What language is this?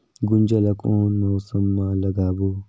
Chhattisgarhi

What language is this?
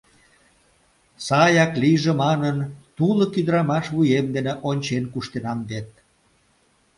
Mari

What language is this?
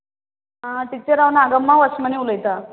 Konkani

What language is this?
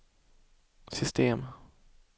Swedish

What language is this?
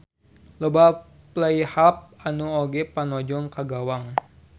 Sundanese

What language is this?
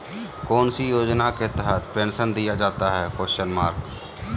Magahi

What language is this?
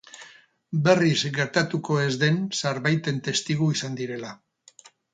Basque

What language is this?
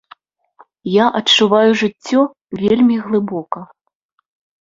Belarusian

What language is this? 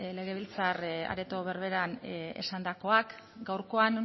Basque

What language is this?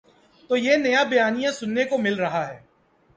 Urdu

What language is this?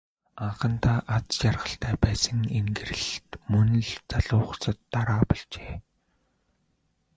Mongolian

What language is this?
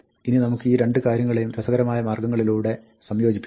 Malayalam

